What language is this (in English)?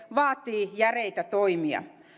Finnish